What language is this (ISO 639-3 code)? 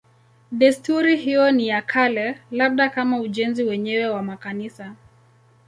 swa